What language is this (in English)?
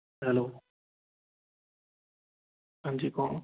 Punjabi